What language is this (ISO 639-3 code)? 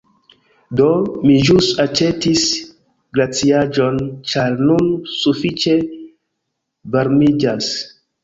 epo